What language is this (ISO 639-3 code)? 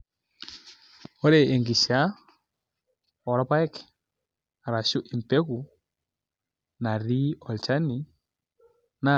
mas